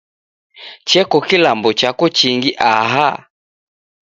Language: Taita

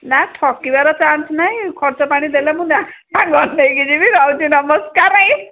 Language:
Odia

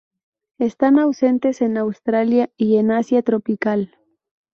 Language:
Spanish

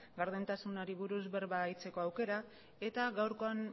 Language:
Basque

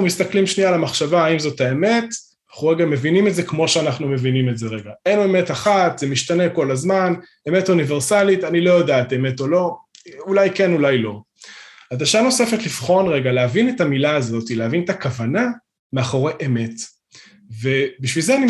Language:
Hebrew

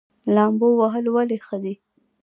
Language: Pashto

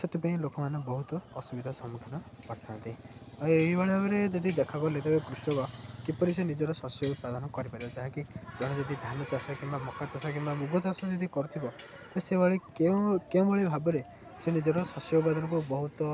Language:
Odia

